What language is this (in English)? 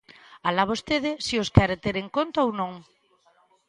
Galician